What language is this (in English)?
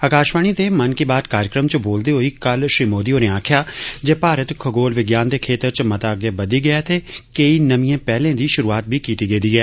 Dogri